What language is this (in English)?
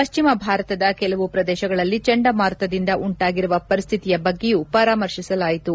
Kannada